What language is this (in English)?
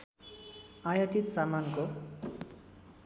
Nepali